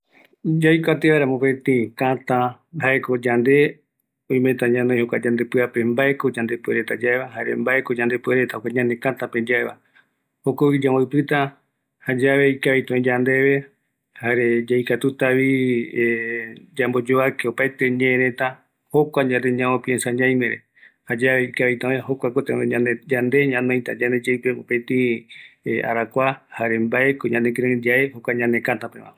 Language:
Eastern Bolivian Guaraní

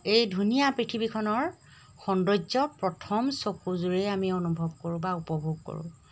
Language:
Assamese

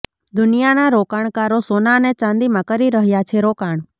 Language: Gujarati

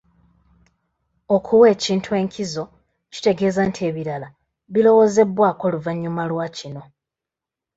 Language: Ganda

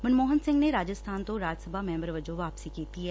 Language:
Punjabi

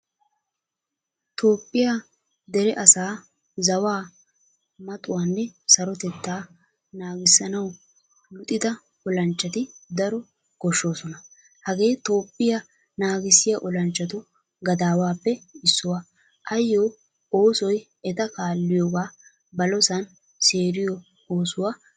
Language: Wolaytta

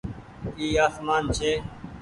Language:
Goaria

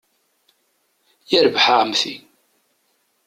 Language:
Kabyle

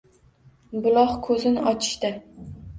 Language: Uzbek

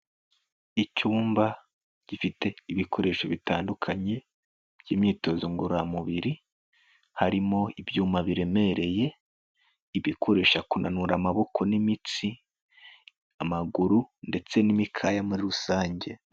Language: Kinyarwanda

